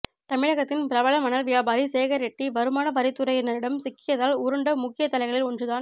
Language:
Tamil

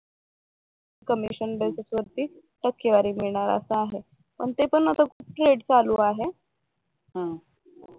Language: Marathi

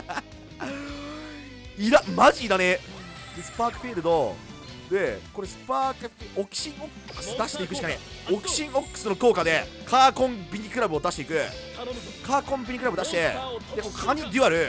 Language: Japanese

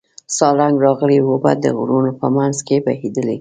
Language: Pashto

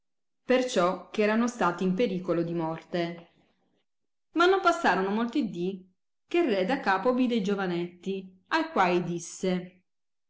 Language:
Italian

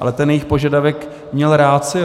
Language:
Czech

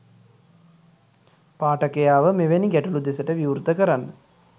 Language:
Sinhala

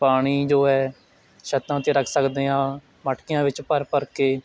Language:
Punjabi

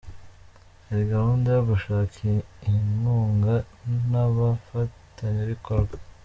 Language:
Kinyarwanda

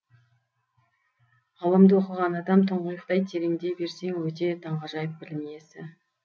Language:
Kazakh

